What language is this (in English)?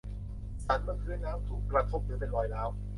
Thai